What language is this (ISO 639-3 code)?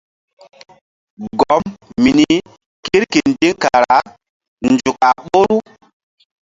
mdd